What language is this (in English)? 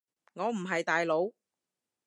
Cantonese